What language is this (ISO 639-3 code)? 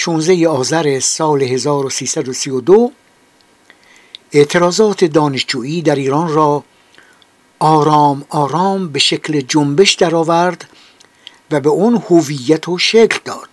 fas